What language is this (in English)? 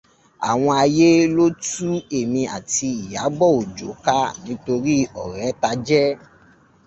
Yoruba